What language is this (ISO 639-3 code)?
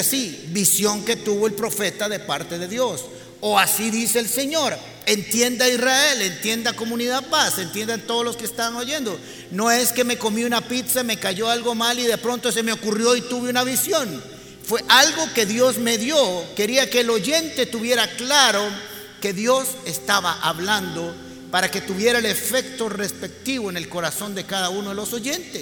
spa